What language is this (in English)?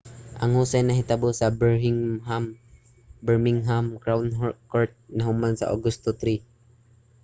Cebuano